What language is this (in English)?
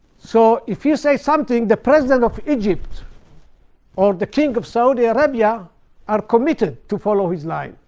English